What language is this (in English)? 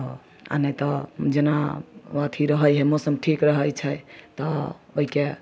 Maithili